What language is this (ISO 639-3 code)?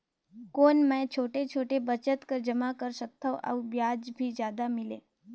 hne